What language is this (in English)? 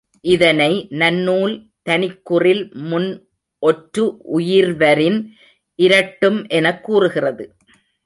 Tamil